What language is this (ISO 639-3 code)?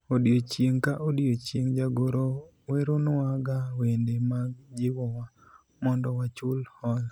luo